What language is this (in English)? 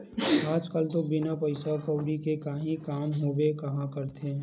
Chhattisgarhi